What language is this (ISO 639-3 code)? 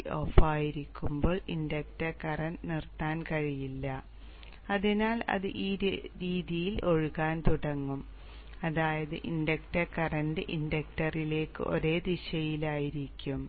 mal